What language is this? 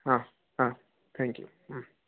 Gujarati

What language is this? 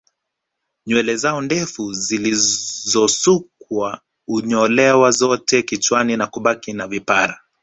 Swahili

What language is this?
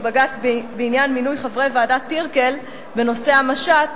Hebrew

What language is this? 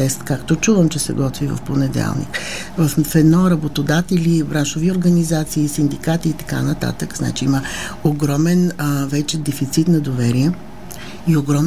Bulgarian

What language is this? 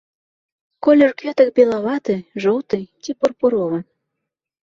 Belarusian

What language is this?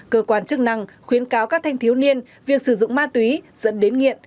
Vietnamese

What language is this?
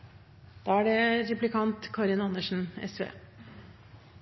Norwegian Bokmål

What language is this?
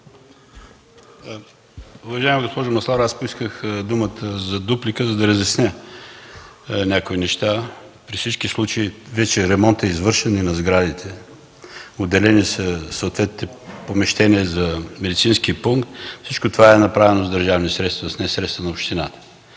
Bulgarian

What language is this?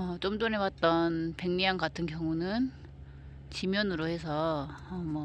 Korean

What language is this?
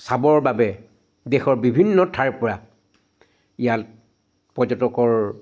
Assamese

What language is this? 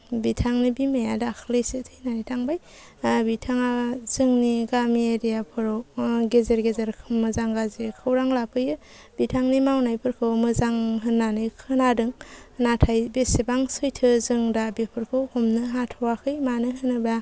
Bodo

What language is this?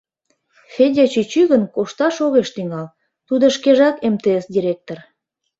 Mari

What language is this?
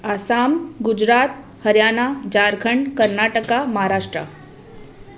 Sindhi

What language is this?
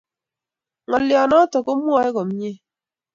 Kalenjin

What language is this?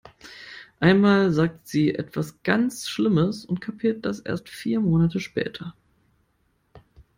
German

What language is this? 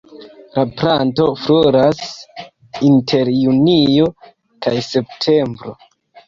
Esperanto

